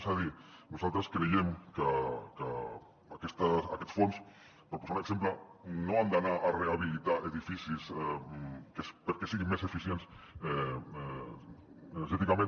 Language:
Catalan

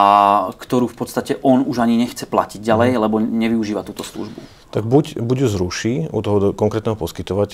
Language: Slovak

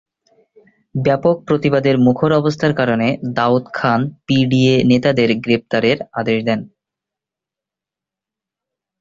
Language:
Bangla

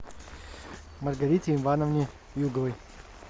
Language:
Russian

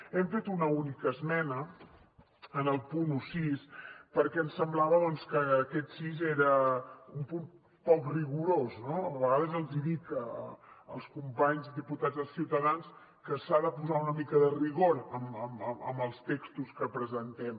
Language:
Catalan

